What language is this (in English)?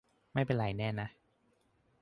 Thai